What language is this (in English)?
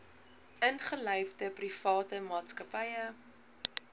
Afrikaans